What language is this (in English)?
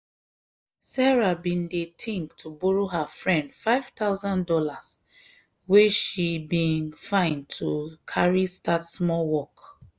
Nigerian Pidgin